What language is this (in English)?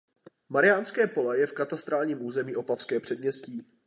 Czech